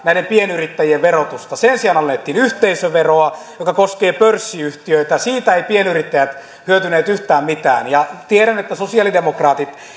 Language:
Finnish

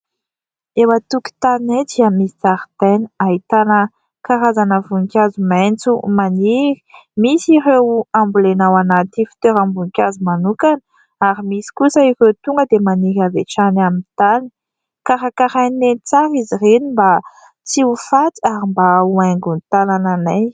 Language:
Malagasy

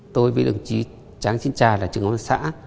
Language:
Vietnamese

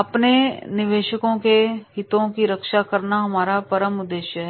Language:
Hindi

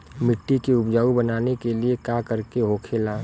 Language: Bhojpuri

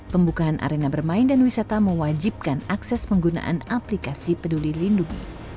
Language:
Indonesian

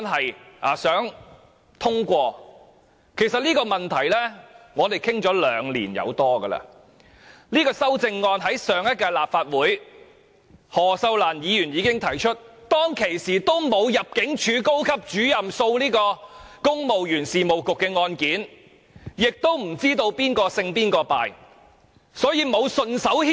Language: Cantonese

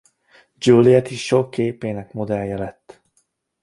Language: Hungarian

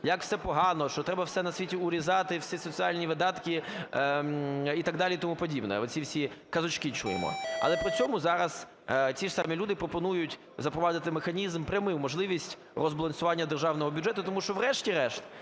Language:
Ukrainian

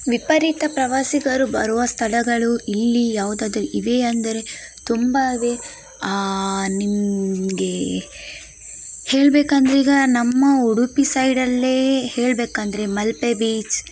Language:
Kannada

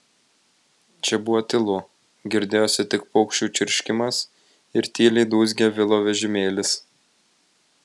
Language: Lithuanian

